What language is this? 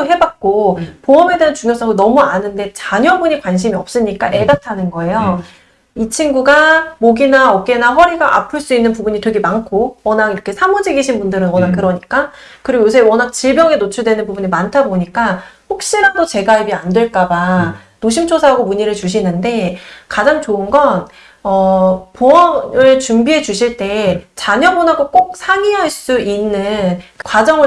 Korean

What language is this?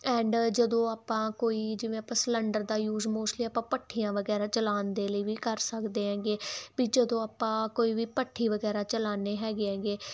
Punjabi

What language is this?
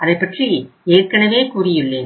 Tamil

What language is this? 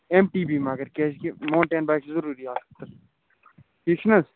Kashmiri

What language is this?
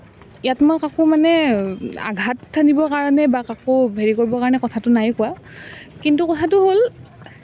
Assamese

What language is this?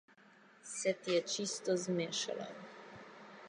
Slovenian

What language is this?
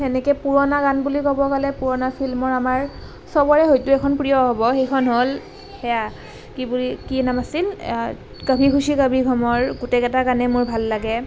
Assamese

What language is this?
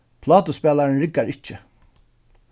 Faroese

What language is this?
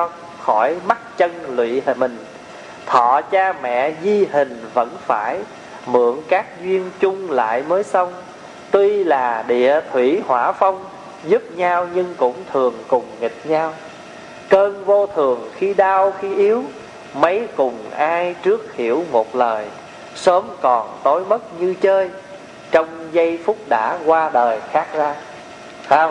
Vietnamese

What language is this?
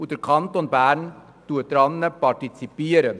Swiss German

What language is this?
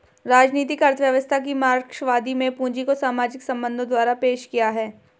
Hindi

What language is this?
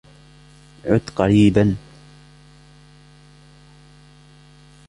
Arabic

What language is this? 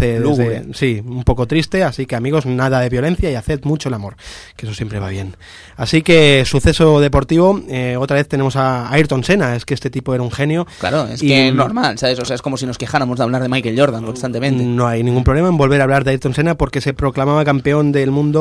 Spanish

